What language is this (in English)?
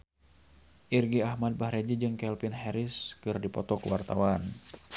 Sundanese